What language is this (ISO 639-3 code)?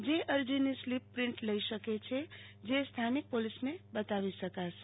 guj